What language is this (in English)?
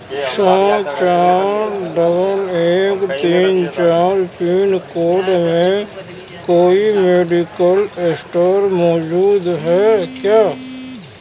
Urdu